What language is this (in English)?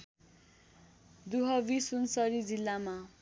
Nepali